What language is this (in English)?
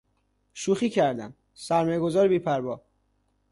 Persian